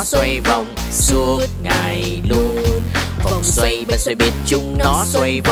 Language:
Vietnamese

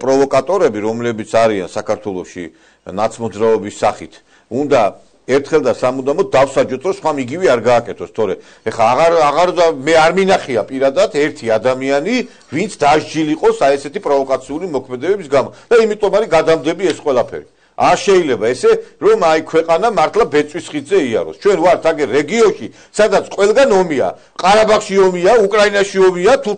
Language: Romanian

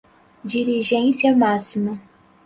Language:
Portuguese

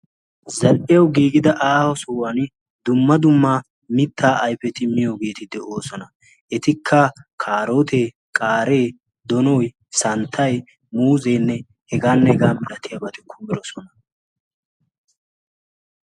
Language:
Wolaytta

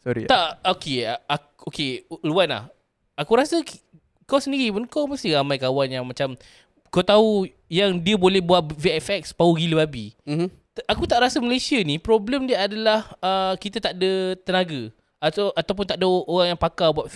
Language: Malay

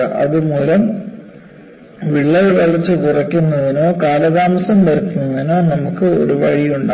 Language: Malayalam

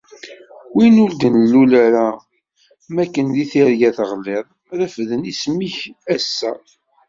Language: Kabyle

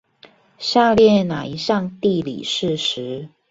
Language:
Chinese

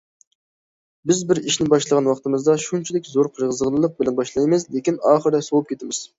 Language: Uyghur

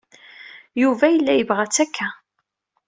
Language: Kabyle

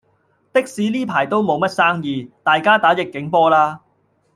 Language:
Cantonese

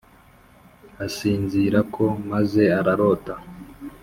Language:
Kinyarwanda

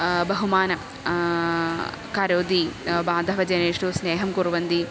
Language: Sanskrit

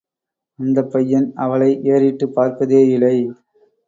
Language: Tamil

